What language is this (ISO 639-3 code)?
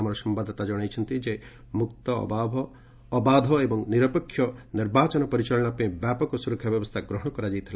ori